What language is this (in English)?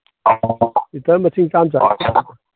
Manipuri